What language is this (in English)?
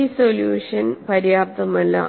Malayalam